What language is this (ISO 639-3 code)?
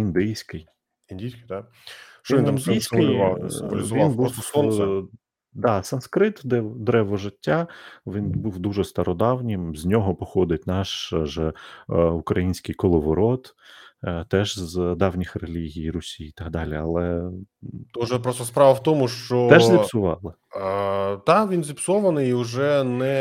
ukr